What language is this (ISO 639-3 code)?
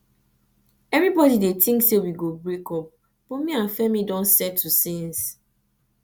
pcm